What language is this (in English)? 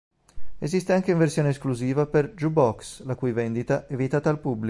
Italian